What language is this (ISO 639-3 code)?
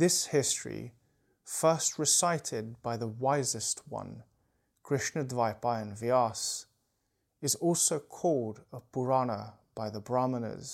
eng